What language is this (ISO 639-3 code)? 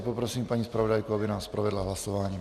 ces